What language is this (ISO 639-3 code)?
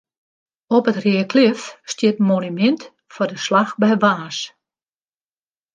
fry